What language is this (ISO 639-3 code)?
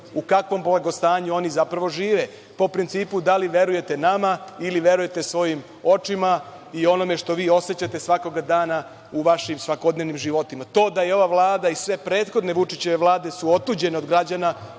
srp